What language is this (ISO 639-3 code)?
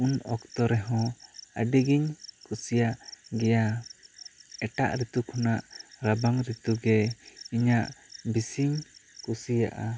sat